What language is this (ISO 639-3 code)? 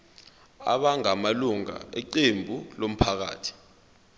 zul